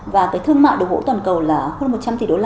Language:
Vietnamese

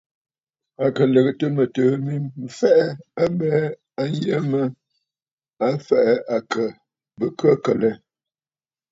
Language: Bafut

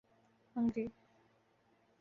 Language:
Urdu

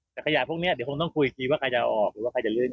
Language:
Thai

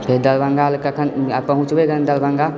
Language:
Maithili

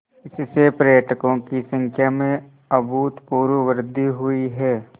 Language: Hindi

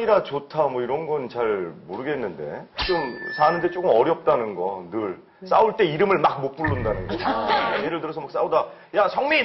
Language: Korean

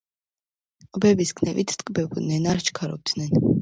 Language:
Georgian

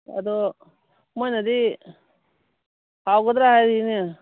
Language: Manipuri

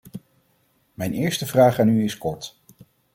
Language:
Dutch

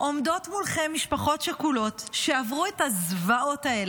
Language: Hebrew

